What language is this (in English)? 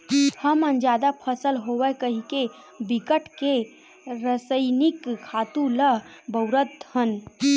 Chhattisgarhi